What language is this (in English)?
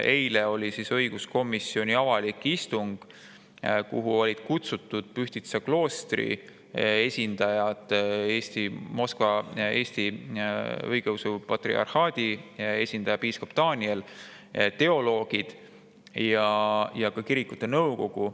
Estonian